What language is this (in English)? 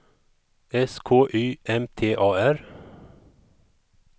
Swedish